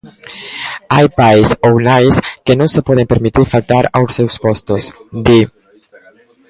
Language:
Galician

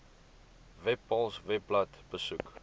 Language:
Afrikaans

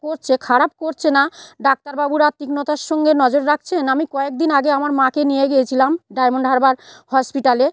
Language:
Bangla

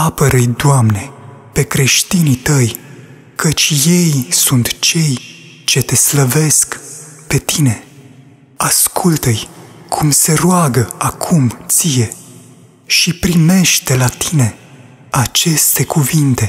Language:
Romanian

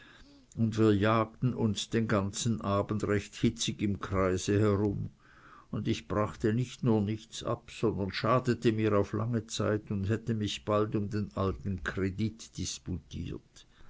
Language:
German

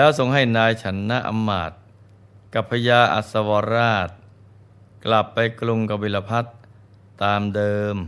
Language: Thai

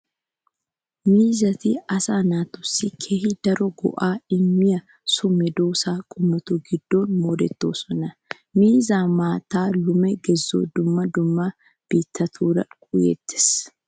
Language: Wolaytta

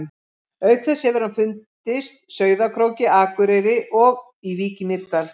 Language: Icelandic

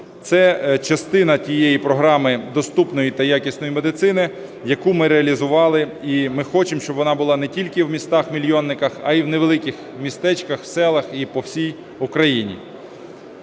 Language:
Ukrainian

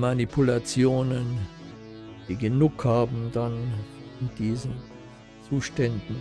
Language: German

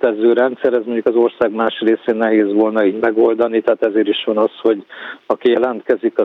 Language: Hungarian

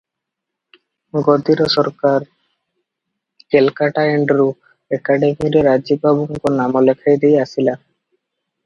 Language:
Odia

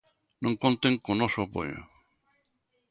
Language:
Galician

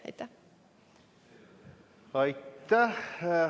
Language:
Estonian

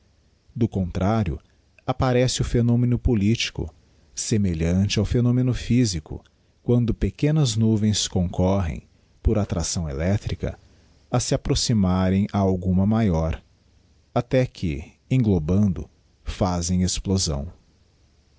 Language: Portuguese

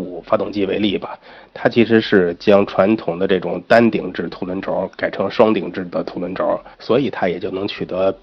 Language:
Chinese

